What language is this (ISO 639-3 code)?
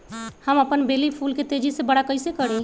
mag